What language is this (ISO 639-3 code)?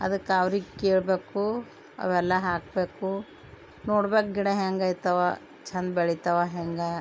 kan